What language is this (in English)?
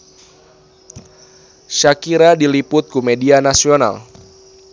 Sundanese